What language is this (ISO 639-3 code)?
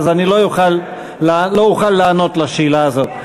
heb